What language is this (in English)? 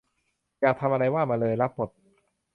Thai